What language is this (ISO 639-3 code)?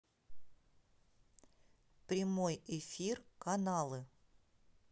rus